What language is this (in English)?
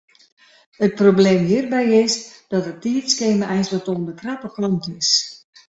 Western Frisian